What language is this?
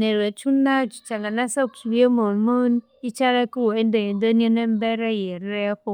Konzo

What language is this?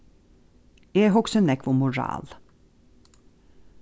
Faroese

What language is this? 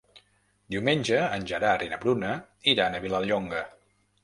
Catalan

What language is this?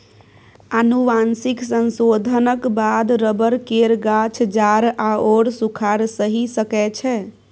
Maithili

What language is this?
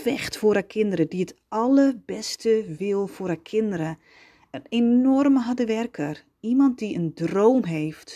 Dutch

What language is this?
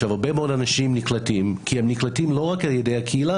Hebrew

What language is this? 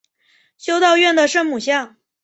Chinese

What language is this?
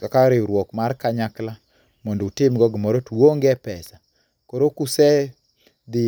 Luo (Kenya and Tanzania)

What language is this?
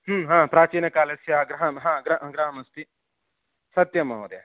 Sanskrit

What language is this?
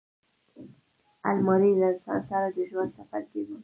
Pashto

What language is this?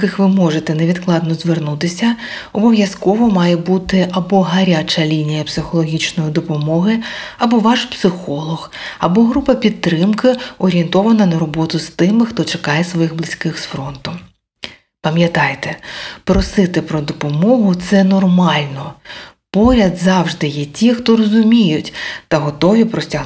Ukrainian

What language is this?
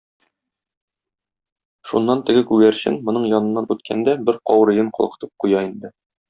Tatar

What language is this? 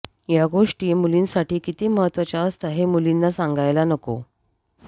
Marathi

